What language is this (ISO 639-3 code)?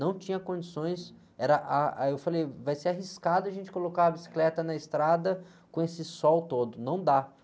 por